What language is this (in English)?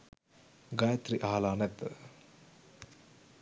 Sinhala